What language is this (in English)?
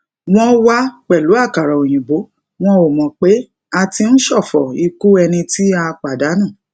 Yoruba